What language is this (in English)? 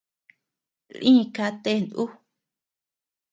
Tepeuxila Cuicatec